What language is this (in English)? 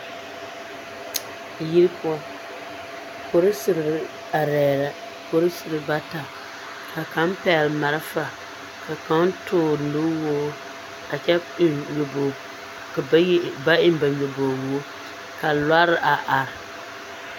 Southern Dagaare